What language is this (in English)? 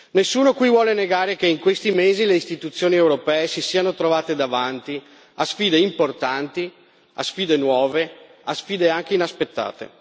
Italian